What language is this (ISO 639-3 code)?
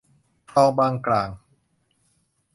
tha